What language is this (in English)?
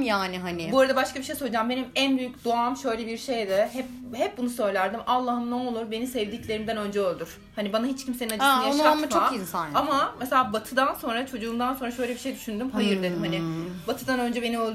Turkish